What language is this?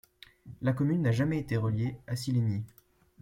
French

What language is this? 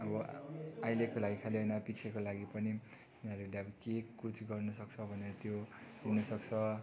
Nepali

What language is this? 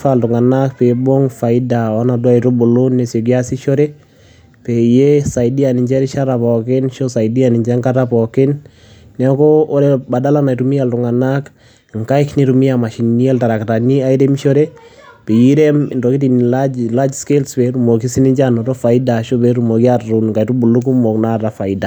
Masai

